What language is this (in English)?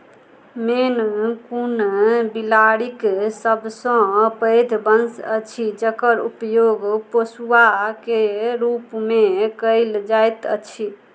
Maithili